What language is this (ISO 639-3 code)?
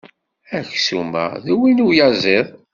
kab